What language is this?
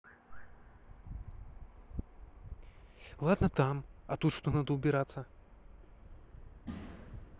Russian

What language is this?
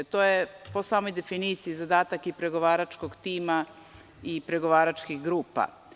Serbian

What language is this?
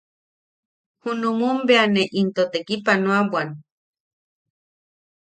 Yaqui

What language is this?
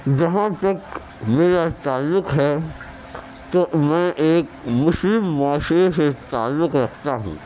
Urdu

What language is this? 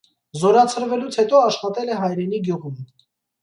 Armenian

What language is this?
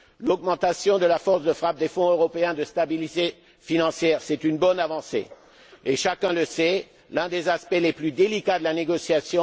French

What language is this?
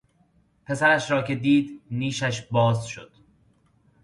Persian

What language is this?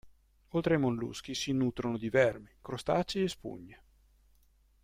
Italian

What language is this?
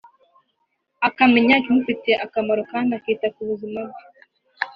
Kinyarwanda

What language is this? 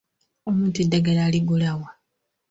Ganda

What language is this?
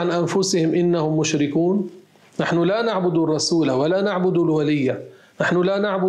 Arabic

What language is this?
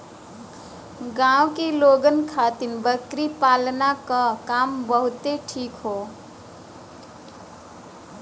Bhojpuri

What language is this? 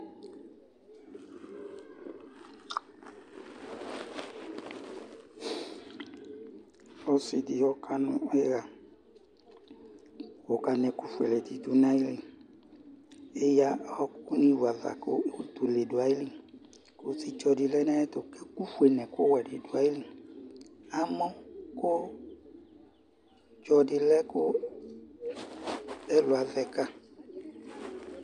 Ikposo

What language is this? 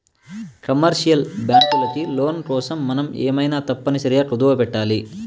Telugu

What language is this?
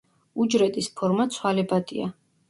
Georgian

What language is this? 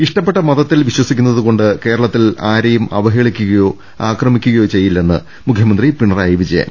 Malayalam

